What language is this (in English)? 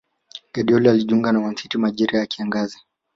Swahili